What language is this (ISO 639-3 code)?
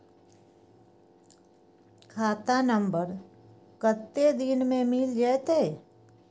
mai